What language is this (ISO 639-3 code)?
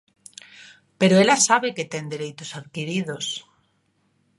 glg